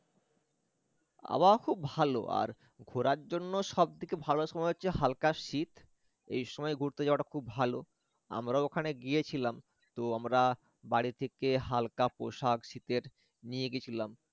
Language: Bangla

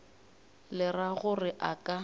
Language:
Northern Sotho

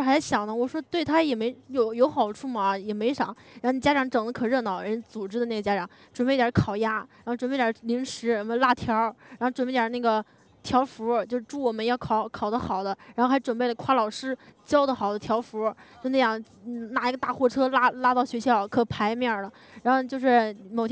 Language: Chinese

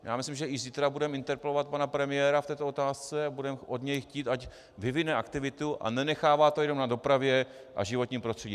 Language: Czech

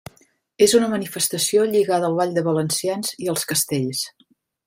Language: Catalan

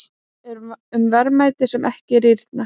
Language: Icelandic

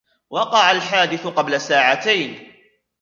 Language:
Arabic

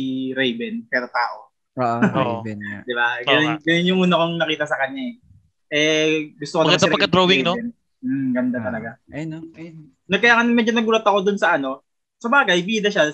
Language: Filipino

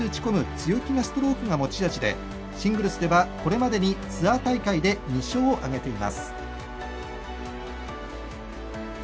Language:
Japanese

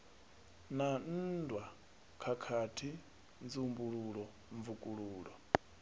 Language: Venda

